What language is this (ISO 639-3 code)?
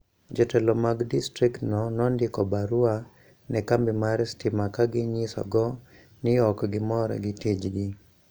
luo